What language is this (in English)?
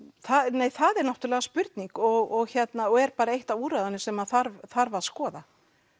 Icelandic